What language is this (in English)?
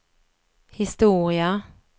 Swedish